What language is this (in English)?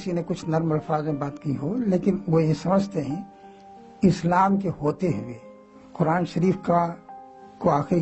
Italian